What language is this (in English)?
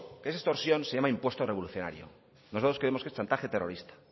Spanish